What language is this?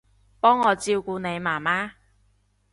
Cantonese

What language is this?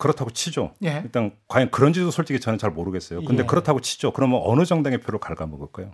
Korean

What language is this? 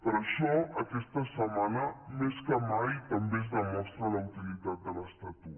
Catalan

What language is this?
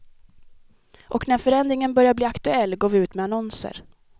Swedish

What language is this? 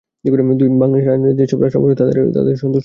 Bangla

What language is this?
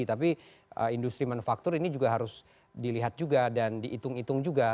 Indonesian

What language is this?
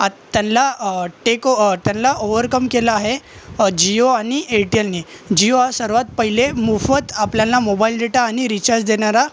Marathi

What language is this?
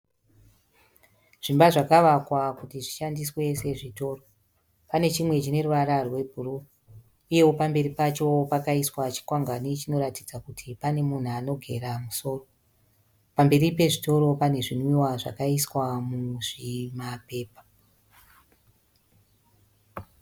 Shona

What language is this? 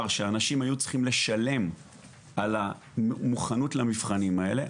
Hebrew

